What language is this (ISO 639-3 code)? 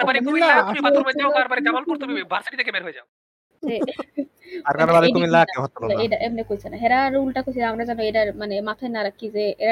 ben